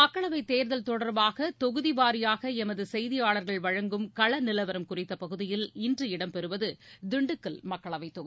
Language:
Tamil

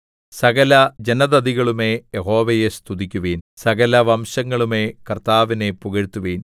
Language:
Malayalam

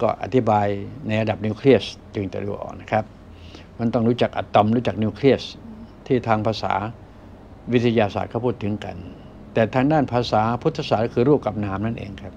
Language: Thai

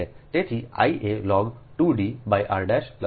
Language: Gujarati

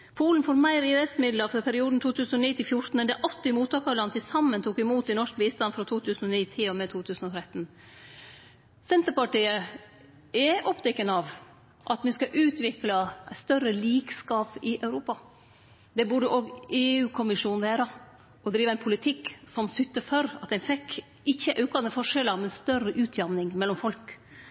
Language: Norwegian Nynorsk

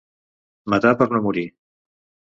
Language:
Catalan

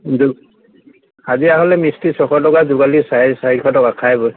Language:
Assamese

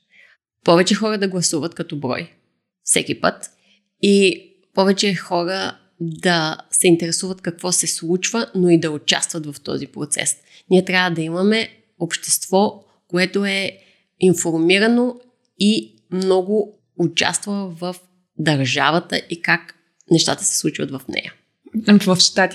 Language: Bulgarian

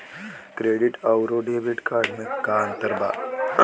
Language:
Bhojpuri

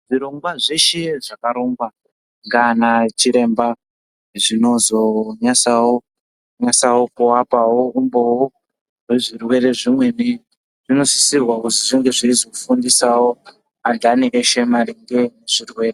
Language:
Ndau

